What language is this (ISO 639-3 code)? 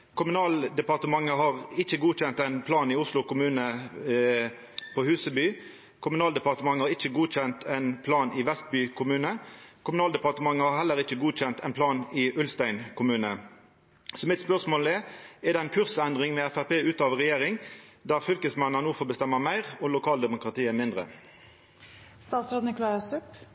nno